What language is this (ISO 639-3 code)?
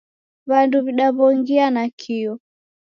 dav